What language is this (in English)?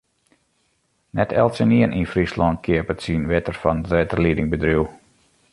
Western Frisian